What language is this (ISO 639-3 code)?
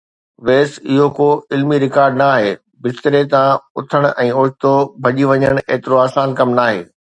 snd